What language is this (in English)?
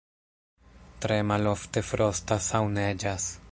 Esperanto